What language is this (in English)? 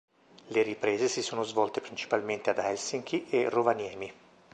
Italian